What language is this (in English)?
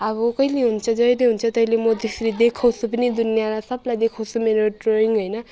Nepali